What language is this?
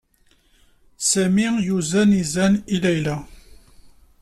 Kabyle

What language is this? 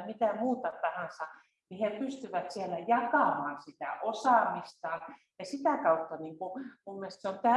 Swedish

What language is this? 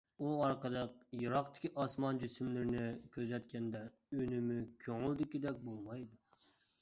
Uyghur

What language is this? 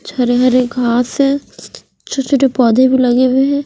Hindi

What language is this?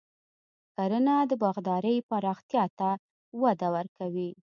Pashto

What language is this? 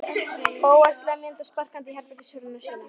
Icelandic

